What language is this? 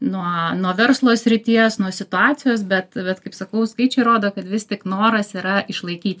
Lithuanian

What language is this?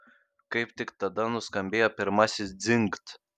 Lithuanian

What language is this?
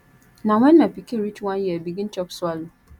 Nigerian Pidgin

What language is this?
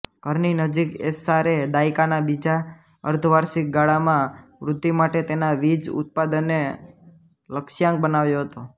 Gujarati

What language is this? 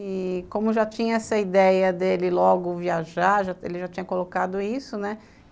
Portuguese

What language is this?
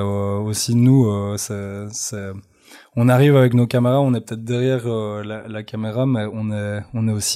French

